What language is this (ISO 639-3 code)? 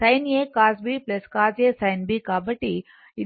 tel